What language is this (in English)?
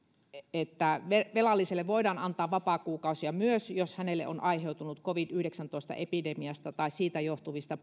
Finnish